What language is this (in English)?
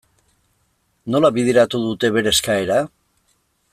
Basque